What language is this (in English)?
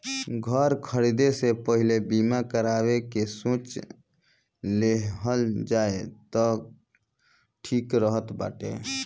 Bhojpuri